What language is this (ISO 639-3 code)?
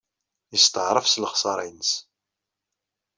kab